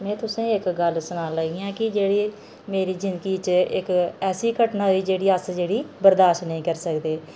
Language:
Dogri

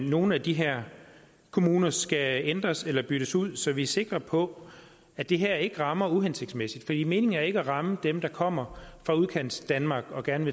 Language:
Danish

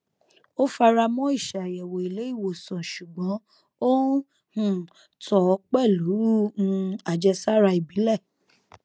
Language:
Yoruba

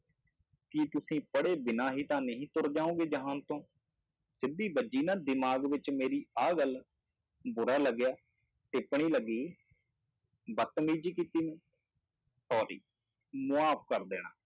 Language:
Punjabi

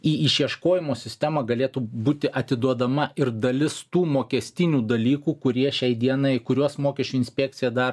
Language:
Lithuanian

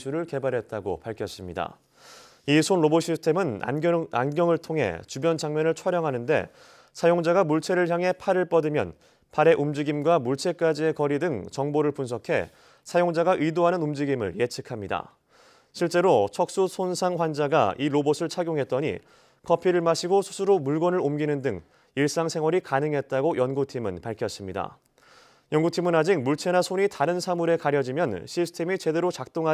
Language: Korean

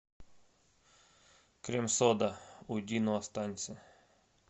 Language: Russian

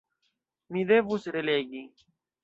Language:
Esperanto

